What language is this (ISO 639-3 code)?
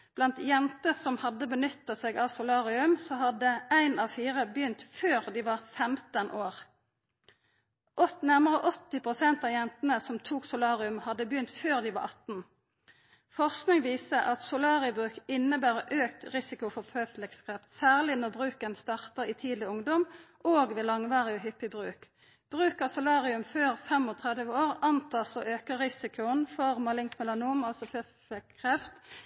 nno